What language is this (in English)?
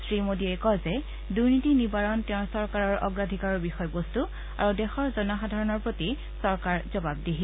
Assamese